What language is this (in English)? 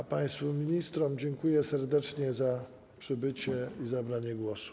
Polish